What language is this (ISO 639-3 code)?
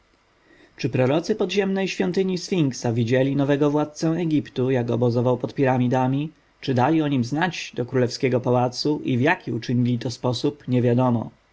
pol